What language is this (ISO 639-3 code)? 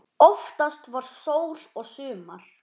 isl